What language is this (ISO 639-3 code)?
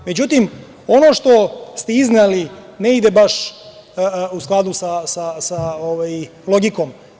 srp